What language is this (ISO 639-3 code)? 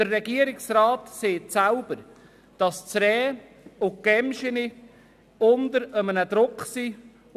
gsw